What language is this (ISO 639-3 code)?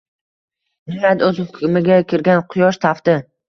uzb